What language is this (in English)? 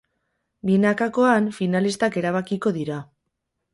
Basque